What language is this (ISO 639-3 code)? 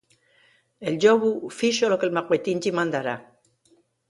ast